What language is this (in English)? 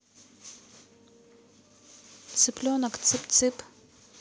Russian